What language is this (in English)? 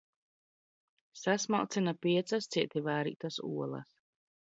Latvian